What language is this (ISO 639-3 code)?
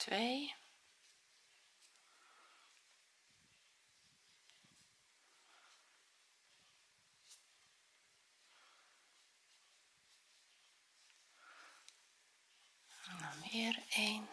nld